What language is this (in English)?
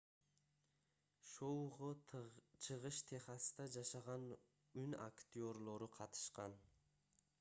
Kyrgyz